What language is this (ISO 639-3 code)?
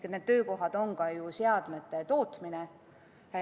est